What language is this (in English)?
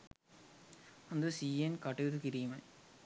Sinhala